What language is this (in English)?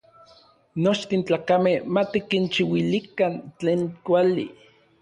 Orizaba Nahuatl